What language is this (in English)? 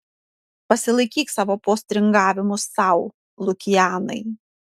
Lithuanian